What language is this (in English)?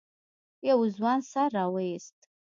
Pashto